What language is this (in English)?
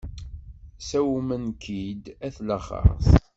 Kabyle